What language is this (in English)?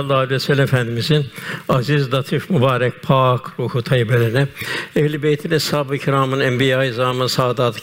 Turkish